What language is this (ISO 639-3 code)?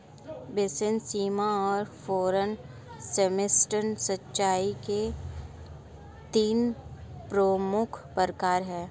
hin